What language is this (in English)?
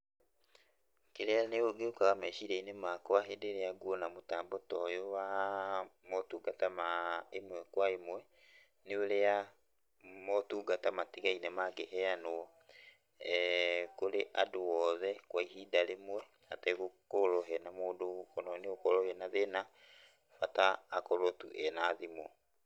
Kikuyu